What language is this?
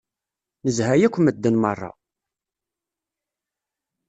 Kabyle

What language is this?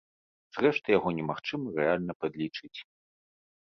Belarusian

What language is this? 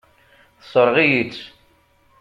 Kabyle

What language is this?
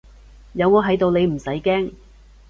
Cantonese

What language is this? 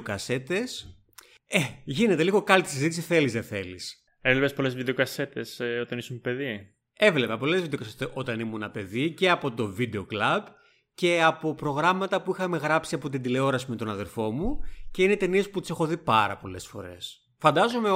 Greek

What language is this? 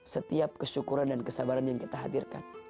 Indonesian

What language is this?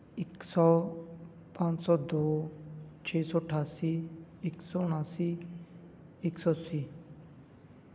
Punjabi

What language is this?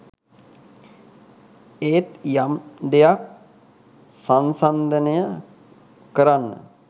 Sinhala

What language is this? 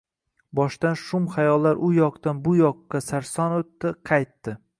Uzbek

